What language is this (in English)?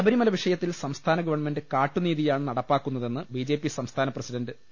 Malayalam